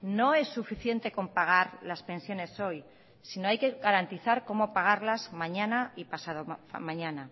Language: Spanish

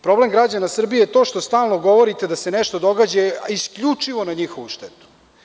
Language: Serbian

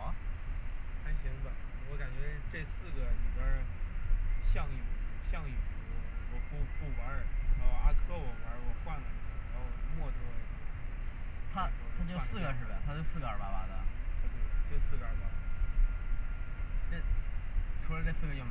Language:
Chinese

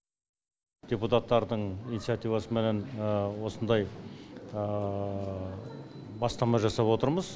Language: Kazakh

